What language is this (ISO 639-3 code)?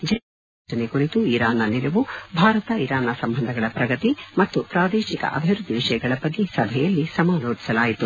kan